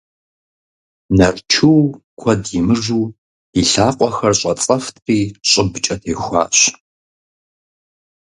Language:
Kabardian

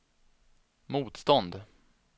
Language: Swedish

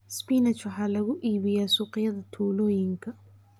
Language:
Somali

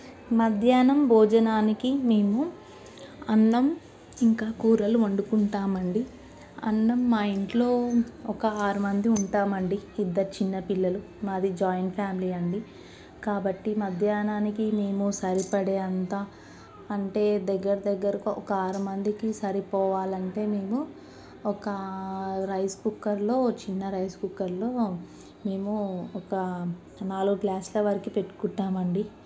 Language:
Telugu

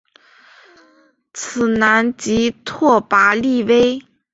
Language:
Chinese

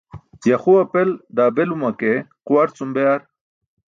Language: Burushaski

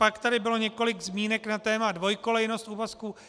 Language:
Czech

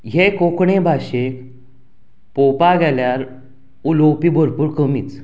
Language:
Konkani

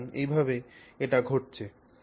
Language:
Bangla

